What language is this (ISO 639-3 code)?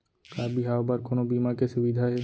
hne